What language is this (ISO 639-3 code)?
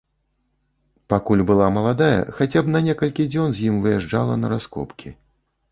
bel